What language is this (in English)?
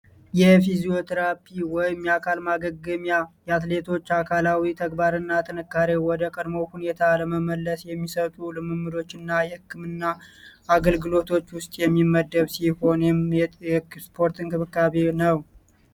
Amharic